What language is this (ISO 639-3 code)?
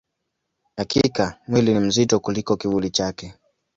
swa